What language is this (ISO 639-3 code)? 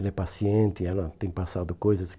por